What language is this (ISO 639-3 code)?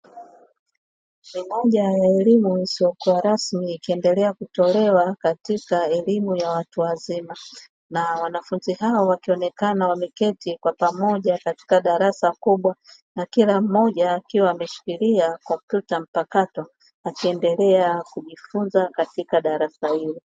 swa